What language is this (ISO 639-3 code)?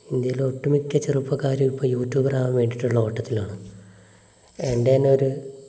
mal